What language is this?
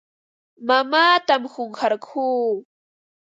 Ambo-Pasco Quechua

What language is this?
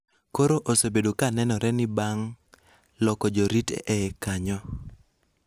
Luo (Kenya and Tanzania)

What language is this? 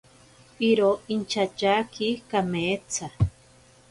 Ashéninka Perené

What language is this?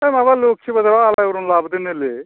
Bodo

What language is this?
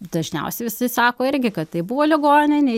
Lithuanian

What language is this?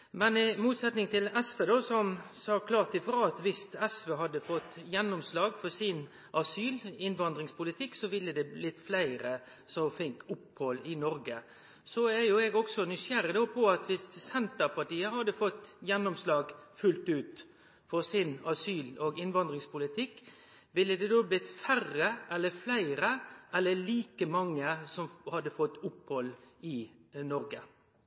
Norwegian Nynorsk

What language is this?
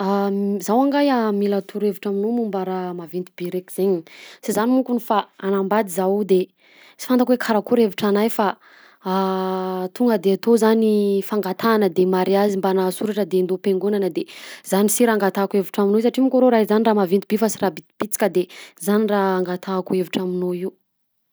Southern Betsimisaraka Malagasy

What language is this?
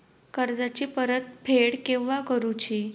Marathi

